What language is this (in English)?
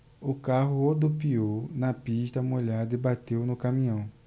Portuguese